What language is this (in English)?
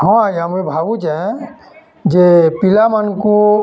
Odia